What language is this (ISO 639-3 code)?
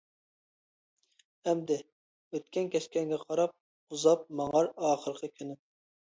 uig